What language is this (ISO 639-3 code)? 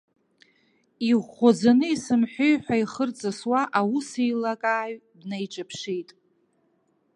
abk